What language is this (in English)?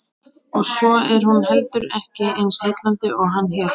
Icelandic